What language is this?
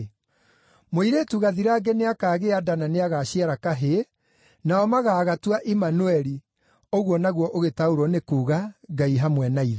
Kikuyu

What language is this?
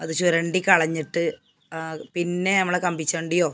Malayalam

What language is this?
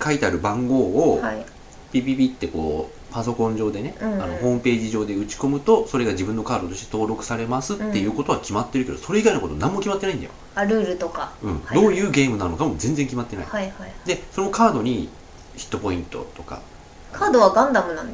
Japanese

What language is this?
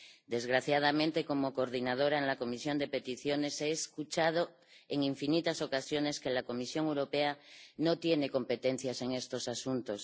Spanish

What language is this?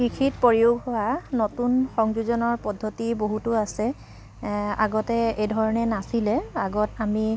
Assamese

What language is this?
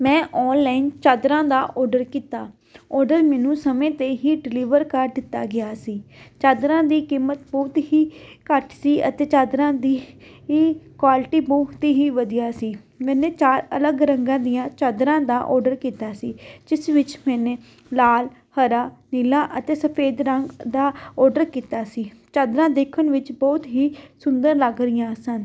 Punjabi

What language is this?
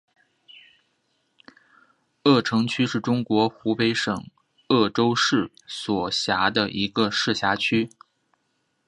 Chinese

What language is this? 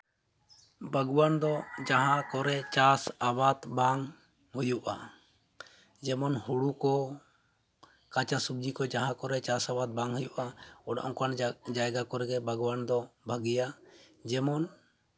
Santali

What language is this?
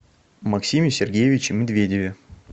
Russian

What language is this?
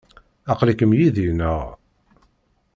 Kabyle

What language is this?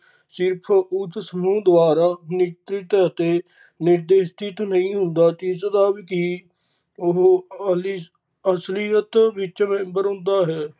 Punjabi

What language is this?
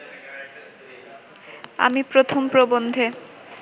Bangla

